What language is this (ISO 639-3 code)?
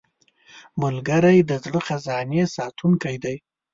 pus